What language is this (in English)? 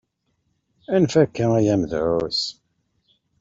Kabyle